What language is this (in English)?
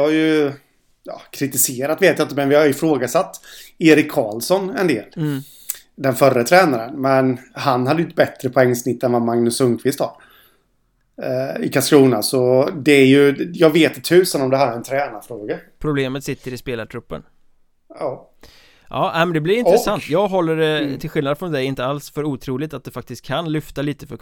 Swedish